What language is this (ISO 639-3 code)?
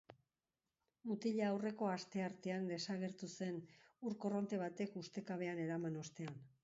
eus